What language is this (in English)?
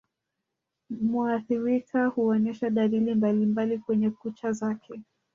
Swahili